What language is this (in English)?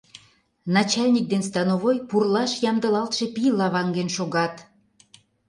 Mari